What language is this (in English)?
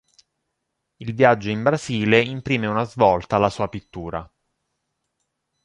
Italian